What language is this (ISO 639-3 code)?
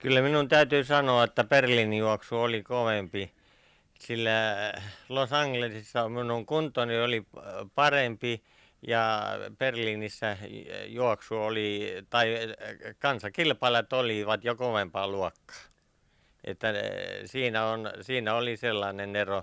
fin